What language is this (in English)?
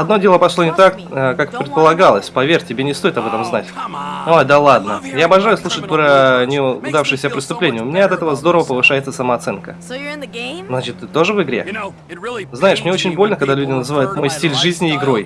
Russian